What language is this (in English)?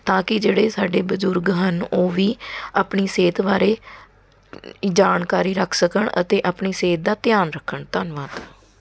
Punjabi